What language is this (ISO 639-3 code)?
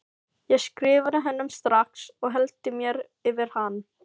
isl